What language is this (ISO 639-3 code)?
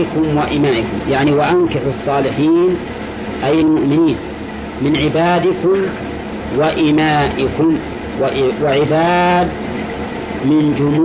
ara